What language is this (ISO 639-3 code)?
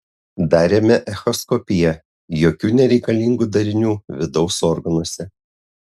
lit